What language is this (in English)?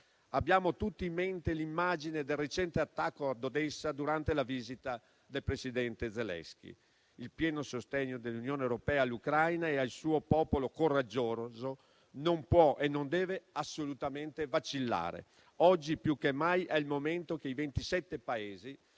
Italian